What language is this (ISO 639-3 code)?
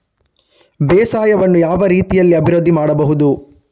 kan